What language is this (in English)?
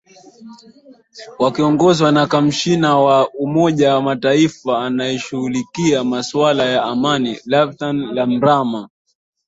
Swahili